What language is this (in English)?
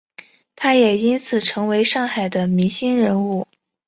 Chinese